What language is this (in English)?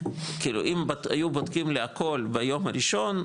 Hebrew